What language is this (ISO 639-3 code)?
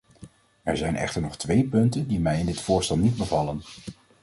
nld